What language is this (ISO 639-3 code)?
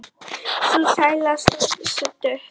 isl